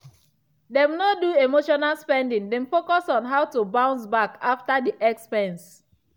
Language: Nigerian Pidgin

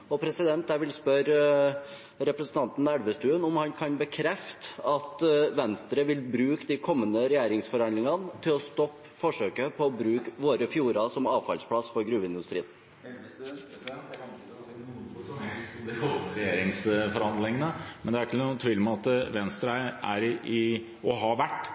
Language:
Norwegian Bokmål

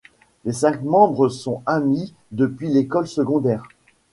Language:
French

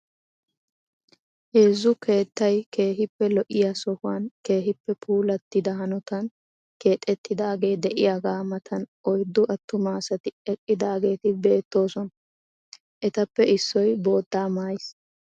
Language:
Wolaytta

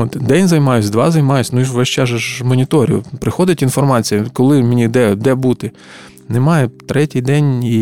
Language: Ukrainian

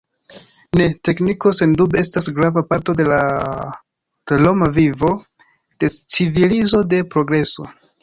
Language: Esperanto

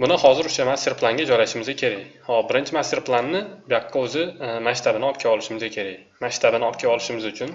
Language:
Turkish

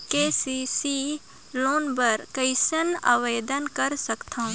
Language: Chhattisgarhi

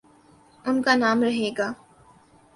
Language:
Urdu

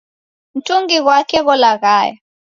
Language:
Taita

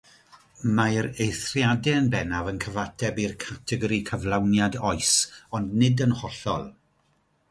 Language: Welsh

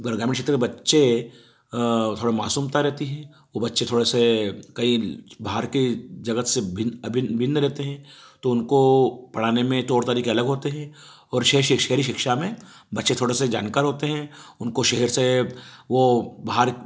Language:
Hindi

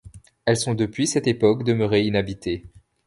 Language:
French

